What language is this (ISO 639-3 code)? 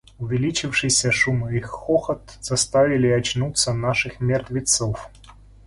rus